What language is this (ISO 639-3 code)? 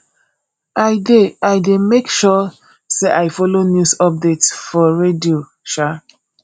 pcm